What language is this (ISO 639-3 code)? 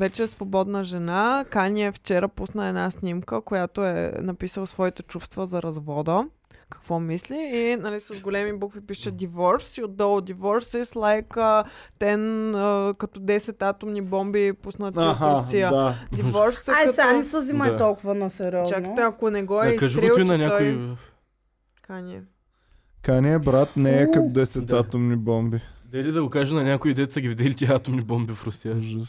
bul